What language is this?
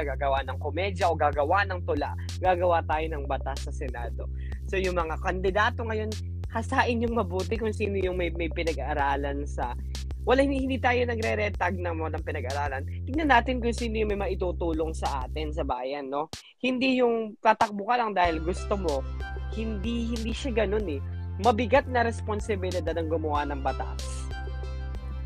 Filipino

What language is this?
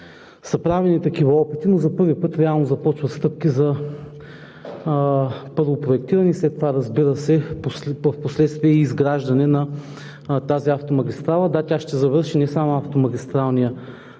Bulgarian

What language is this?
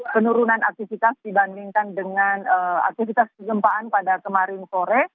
Indonesian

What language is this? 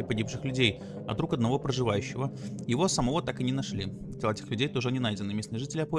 Russian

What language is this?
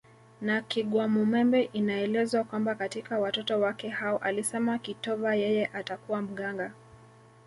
Swahili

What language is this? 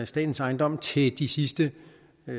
Danish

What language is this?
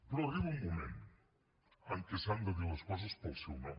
Catalan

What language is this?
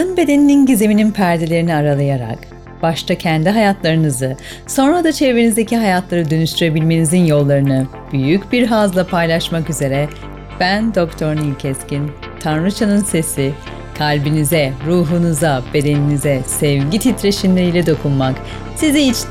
Turkish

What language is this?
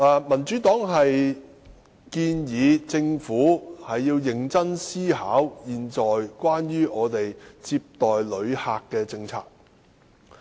Cantonese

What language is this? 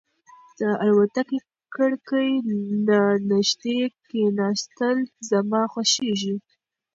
Pashto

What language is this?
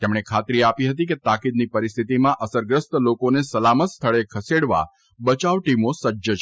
Gujarati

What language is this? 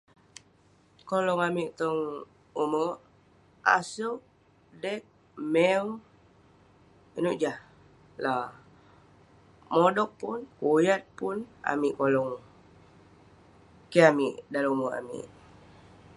Western Penan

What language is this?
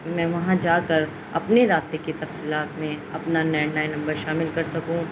Urdu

